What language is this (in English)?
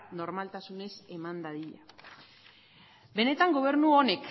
Basque